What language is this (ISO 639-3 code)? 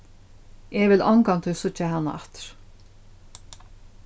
fao